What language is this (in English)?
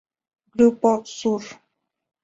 Spanish